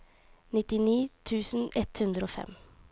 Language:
Norwegian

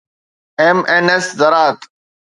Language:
Sindhi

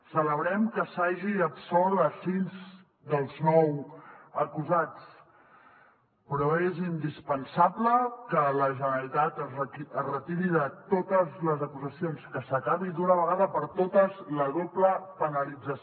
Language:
Catalan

